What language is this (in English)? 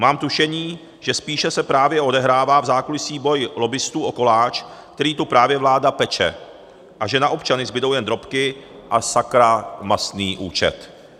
Czech